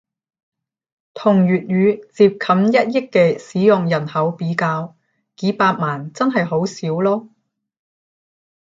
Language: Cantonese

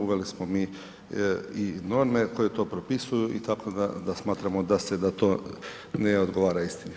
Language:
Croatian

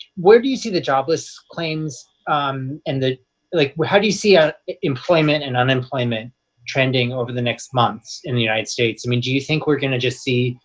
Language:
English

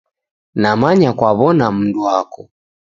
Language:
Taita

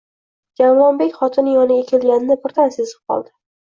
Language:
Uzbek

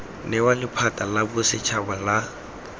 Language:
Tswana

